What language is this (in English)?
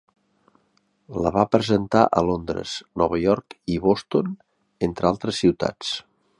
Catalan